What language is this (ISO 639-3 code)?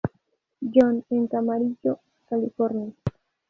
spa